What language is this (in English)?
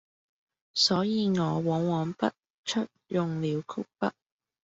Cantonese